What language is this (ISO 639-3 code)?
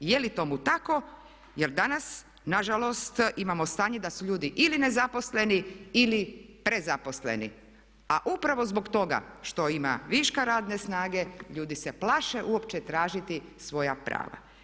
hrv